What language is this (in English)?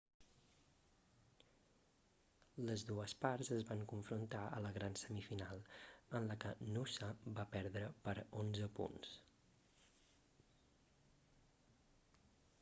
Catalan